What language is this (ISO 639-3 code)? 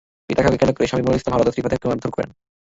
ben